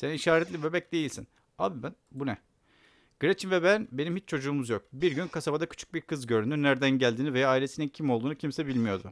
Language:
Turkish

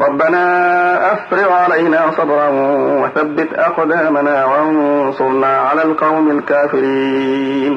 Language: Arabic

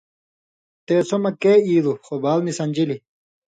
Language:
Indus Kohistani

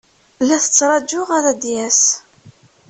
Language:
Kabyle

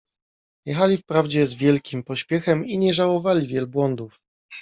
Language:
Polish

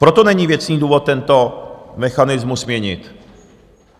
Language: Czech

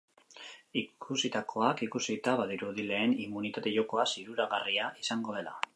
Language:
Basque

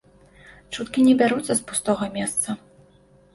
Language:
Belarusian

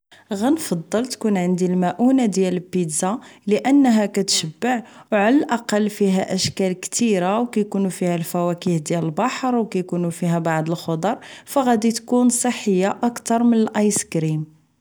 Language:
Moroccan Arabic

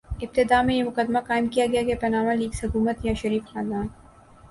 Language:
Urdu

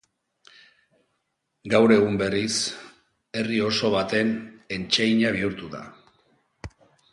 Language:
Basque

